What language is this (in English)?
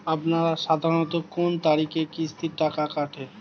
Bangla